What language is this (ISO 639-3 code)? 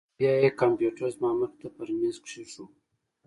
pus